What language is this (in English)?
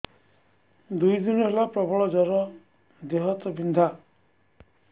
Odia